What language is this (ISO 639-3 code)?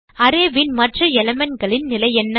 tam